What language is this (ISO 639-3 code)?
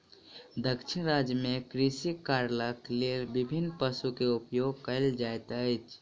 mai